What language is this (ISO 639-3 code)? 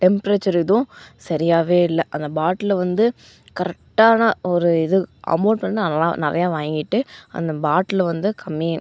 tam